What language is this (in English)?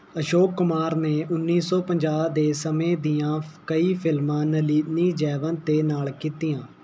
Punjabi